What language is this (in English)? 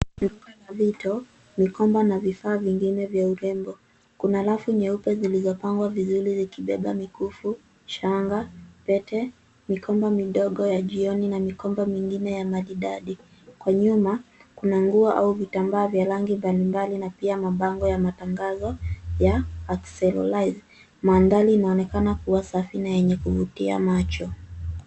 Swahili